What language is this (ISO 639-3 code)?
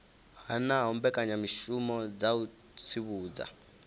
ven